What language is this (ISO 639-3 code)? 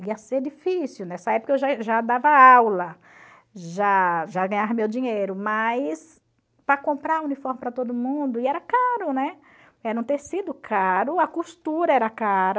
por